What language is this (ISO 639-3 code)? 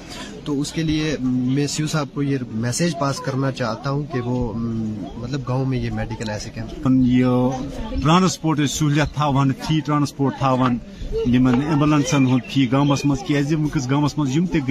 urd